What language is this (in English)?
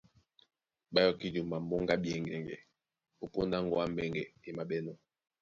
Duala